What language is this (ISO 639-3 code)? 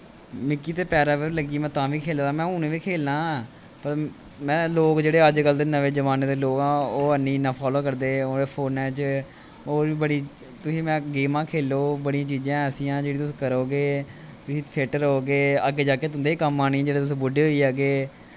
doi